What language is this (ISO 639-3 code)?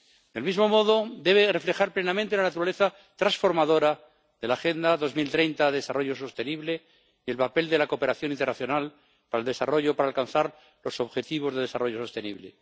spa